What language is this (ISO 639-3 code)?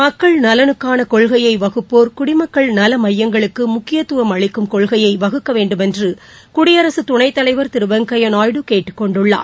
tam